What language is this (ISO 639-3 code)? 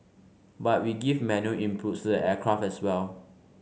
eng